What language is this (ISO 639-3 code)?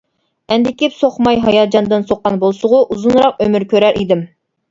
uig